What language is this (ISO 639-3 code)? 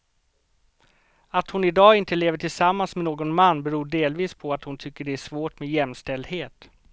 swe